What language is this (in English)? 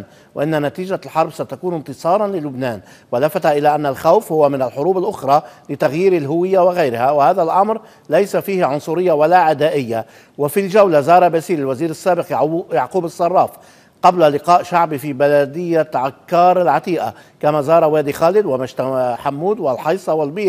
Arabic